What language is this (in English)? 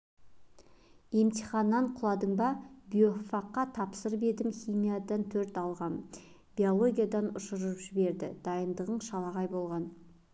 Kazakh